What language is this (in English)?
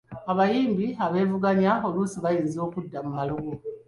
Ganda